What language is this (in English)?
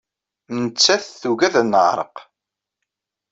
Kabyle